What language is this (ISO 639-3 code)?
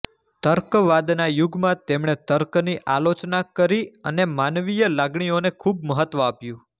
guj